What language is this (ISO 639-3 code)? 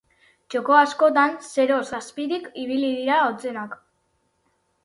eus